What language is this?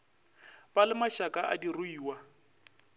Northern Sotho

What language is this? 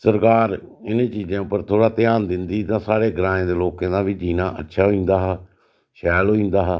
Dogri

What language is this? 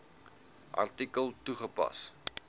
Afrikaans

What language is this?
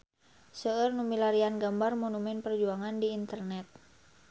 Sundanese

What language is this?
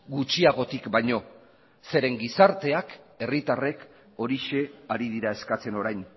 Basque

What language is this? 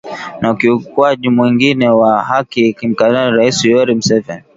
Swahili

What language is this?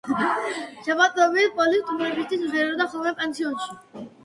Georgian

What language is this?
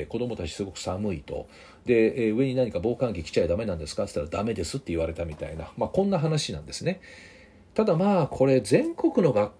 Japanese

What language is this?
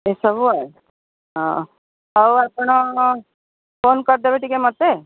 Odia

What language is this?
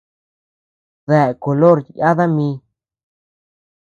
Tepeuxila Cuicatec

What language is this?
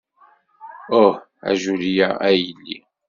Kabyle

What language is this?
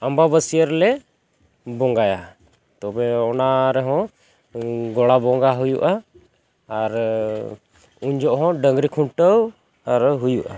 Santali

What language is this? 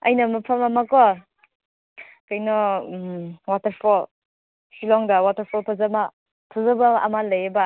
Manipuri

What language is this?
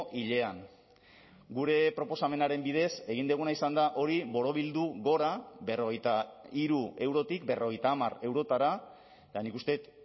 Basque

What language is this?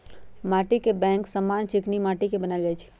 Magahi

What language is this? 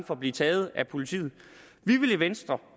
Danish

